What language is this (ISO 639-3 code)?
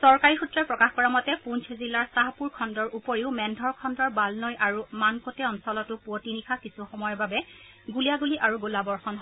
asm